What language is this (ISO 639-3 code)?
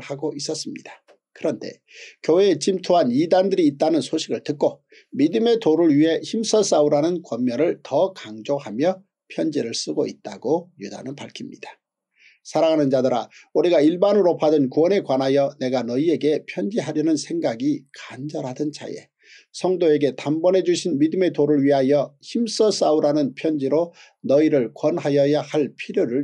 kor